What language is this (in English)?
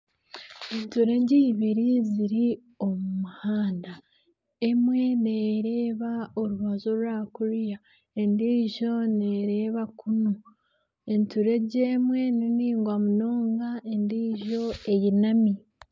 Nyankole